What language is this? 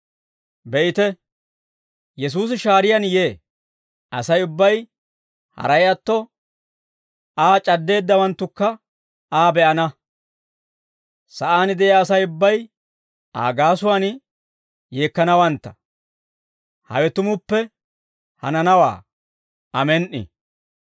Dawro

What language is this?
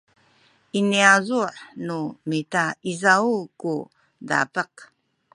Sakizaya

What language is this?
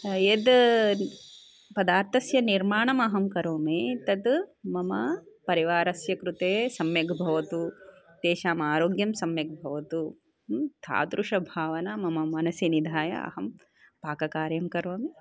Sanskrit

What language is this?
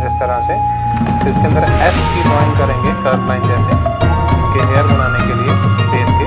Hindi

